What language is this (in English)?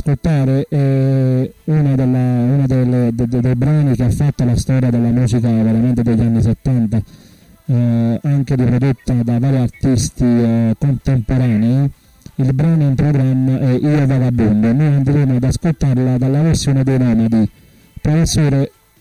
Italian